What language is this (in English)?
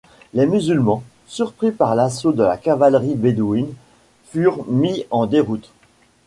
French